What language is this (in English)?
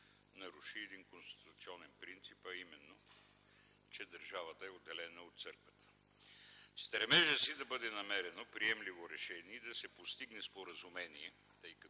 Bulgarian